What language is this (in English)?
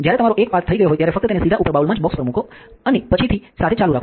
Gujarati